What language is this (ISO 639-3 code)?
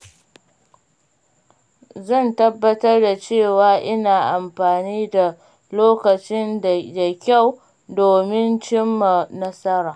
hau